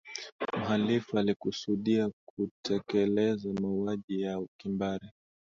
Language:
Swahili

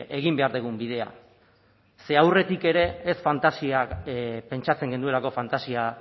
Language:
Basque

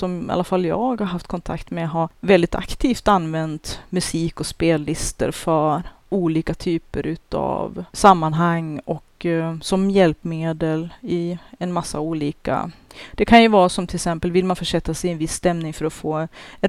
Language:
Swedish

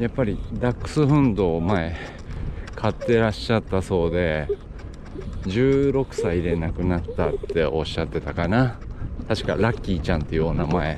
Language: Japanese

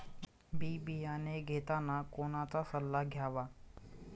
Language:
Marathi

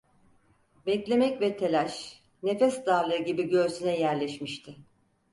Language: Turkish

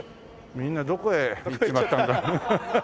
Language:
Japanese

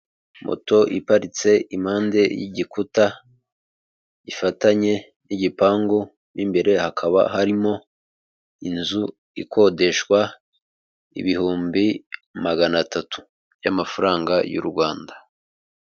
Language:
Kinyarwanda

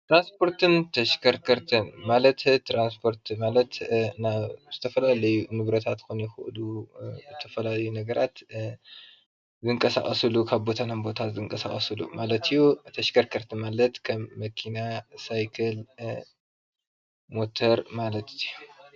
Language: Tigrinya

